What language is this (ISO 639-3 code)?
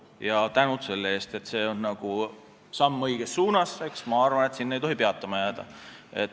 est